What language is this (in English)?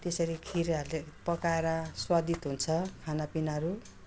Nepali